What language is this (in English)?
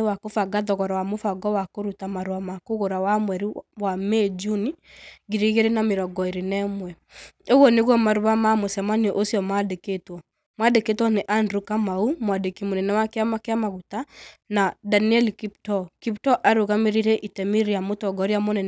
Kikuyu